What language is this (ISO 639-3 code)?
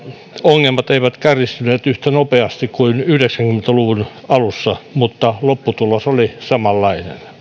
fin